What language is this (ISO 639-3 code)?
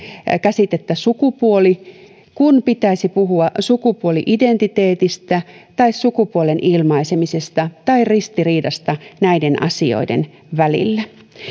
fin